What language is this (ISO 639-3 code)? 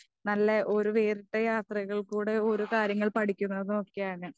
mal